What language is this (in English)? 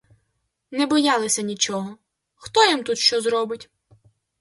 Ukrainian